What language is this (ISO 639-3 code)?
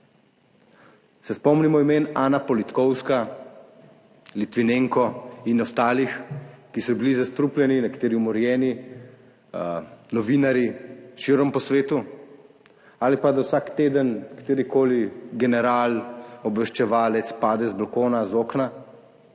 slv